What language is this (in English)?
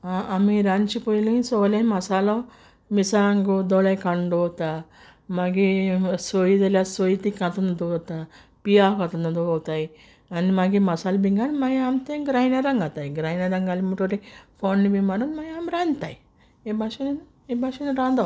Konkani